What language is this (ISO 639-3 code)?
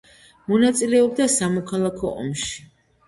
kat